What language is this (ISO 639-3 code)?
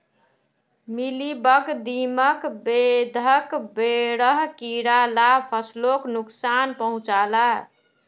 mag